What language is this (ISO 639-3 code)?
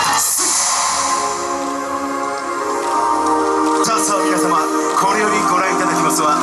jpn